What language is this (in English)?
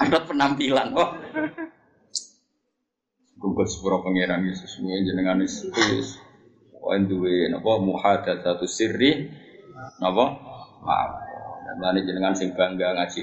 Malay